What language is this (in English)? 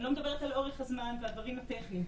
Hebrew